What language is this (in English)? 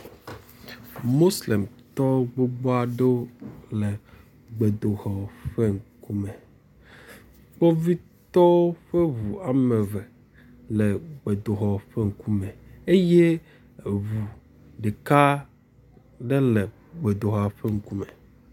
Ewe